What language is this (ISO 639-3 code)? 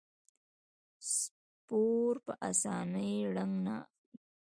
pus